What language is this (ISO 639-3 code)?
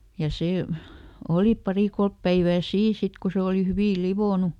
fin